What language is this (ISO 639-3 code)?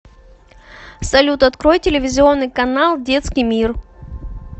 rus